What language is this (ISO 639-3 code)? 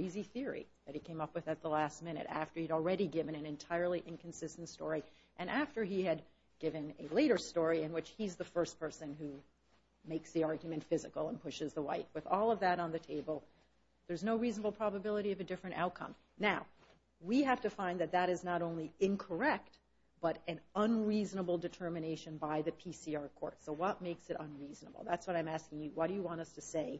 eng